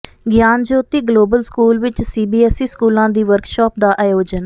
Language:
Punjabi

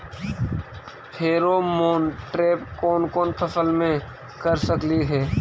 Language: Magahi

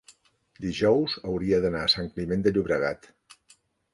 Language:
Catalan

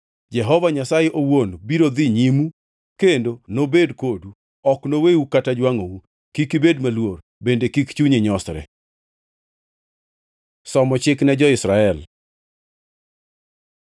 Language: Luo (Kenya and Tanzania)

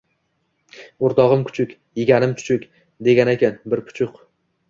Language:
Uzbek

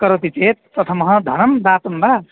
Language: Sanskrit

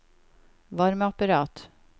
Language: Norwegian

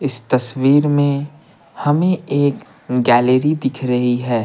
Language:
Hindi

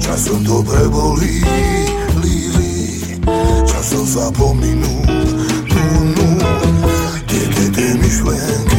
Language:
Slovak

